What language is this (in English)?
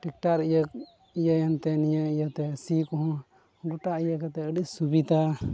Santali